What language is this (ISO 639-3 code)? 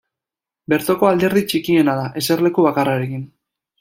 eus